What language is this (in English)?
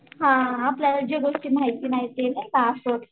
Marathi